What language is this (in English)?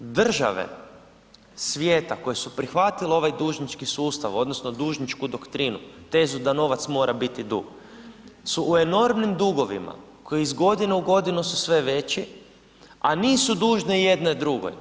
Croatian